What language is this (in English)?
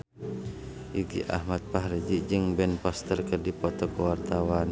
Sundanese